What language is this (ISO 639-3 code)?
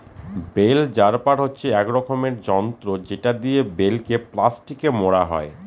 ben